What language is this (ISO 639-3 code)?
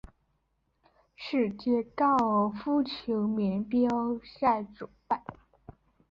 zho